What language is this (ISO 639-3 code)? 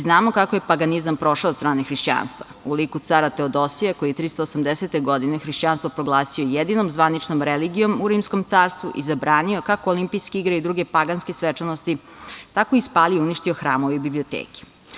srp